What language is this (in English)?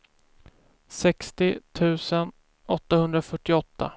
Swedish